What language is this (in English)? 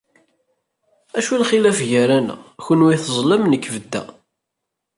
Kabyle